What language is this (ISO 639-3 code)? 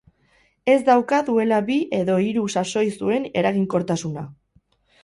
eus